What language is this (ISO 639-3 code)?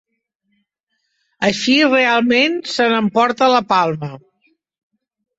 cat